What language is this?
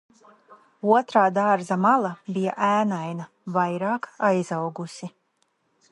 Latvian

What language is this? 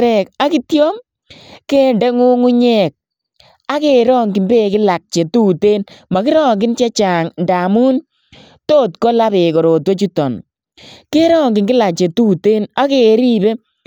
Kalenjin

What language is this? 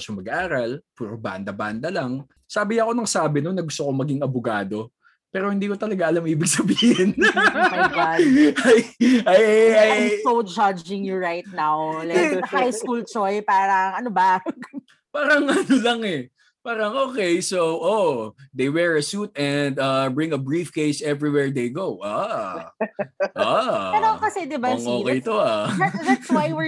Filipino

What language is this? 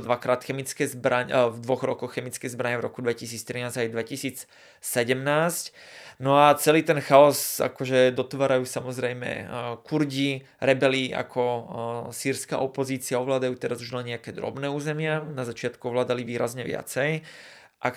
Slovak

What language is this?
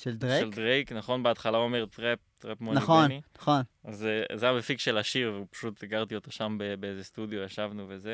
Hebrew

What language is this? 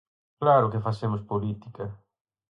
Galician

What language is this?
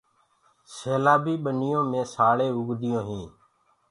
Gurgula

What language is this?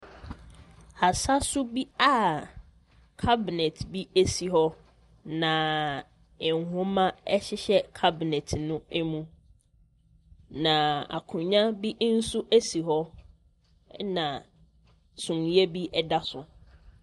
Akan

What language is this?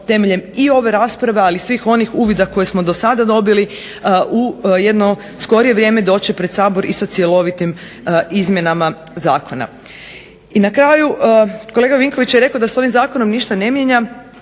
Croatian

